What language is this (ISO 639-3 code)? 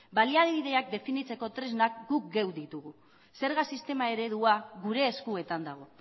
eus